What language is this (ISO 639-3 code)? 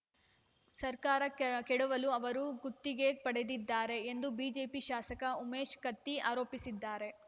kan